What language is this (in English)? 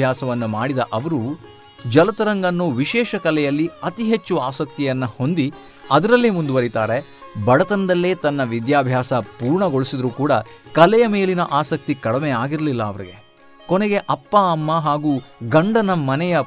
Kannada